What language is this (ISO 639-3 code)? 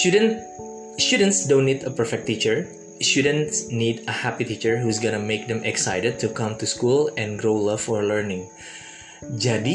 ind